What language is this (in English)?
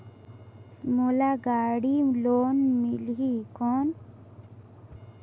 Chhattisgarhi